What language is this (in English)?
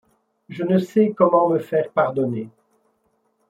French